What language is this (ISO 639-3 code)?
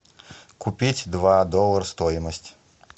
rus